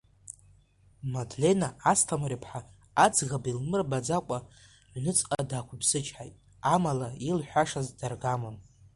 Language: Abkhazian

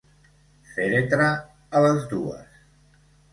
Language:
Catalan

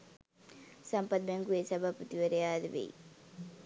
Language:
Sinhala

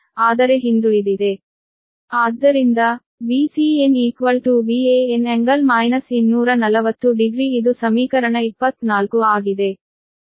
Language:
Kannada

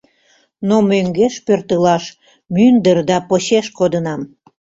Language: Mari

